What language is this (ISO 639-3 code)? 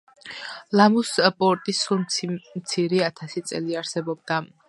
kat